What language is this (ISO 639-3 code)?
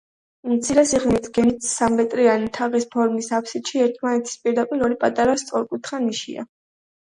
kat